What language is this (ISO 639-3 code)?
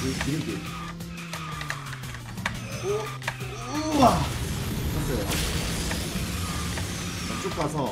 kor